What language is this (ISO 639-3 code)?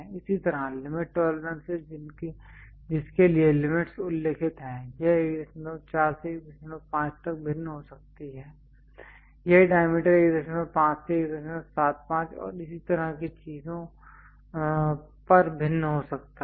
hin